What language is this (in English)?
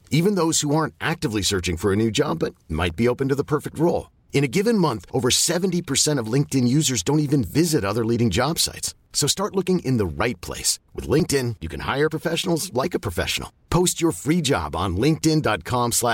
French